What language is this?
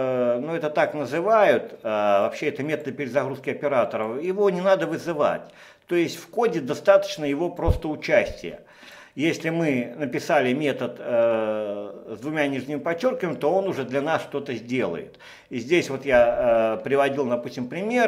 Russian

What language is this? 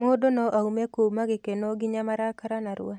Kikuyu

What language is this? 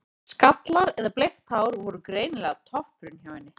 Icelandic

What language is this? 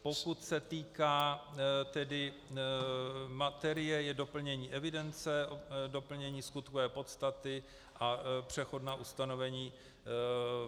Czech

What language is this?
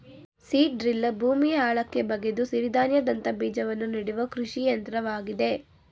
Kannada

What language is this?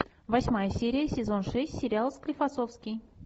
Russian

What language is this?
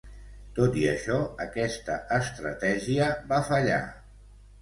Catalan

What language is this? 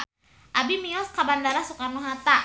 Sundanese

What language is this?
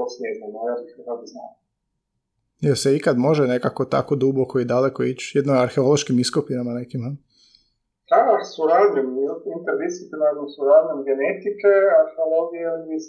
Croatian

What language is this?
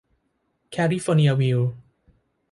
Thai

